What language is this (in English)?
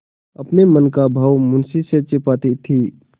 Hindi